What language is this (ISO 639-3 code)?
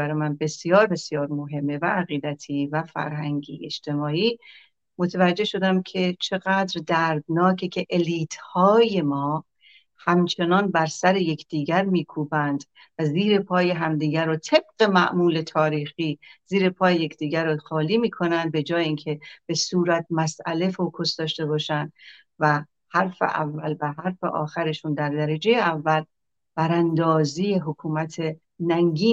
fas